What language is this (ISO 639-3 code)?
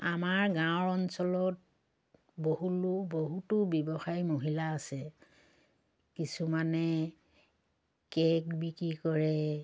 asm